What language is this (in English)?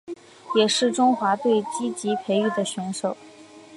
Chinese